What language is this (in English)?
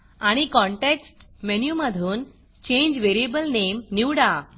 Marathi